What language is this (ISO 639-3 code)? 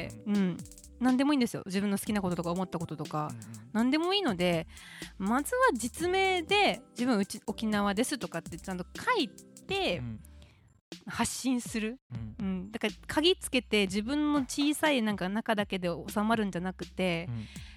jpn